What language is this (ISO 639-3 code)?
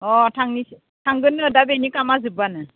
brx